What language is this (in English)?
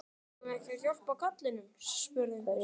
Icelandic